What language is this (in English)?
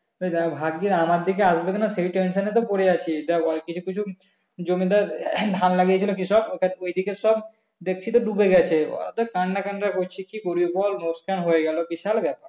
Bangla